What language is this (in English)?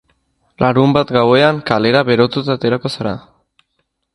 Basque